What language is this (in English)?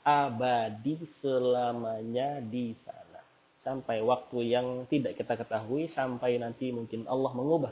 Indonesian